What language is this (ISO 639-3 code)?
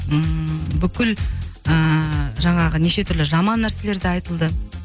kaz